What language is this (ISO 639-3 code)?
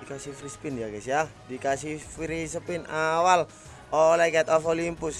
ind